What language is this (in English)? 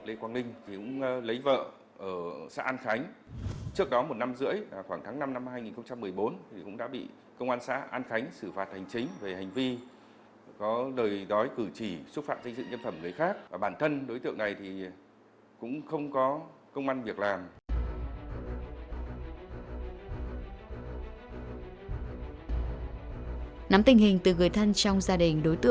Vietnamese